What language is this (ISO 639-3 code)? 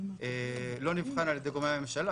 heb